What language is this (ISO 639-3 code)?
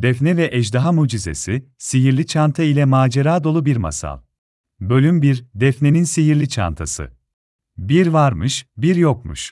tur